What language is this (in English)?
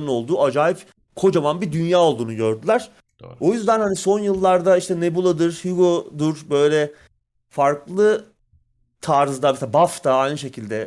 Turkish